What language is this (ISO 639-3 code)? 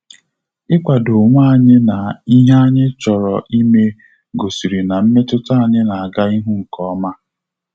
ibo